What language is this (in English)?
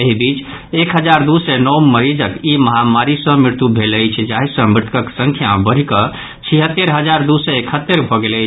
Maithili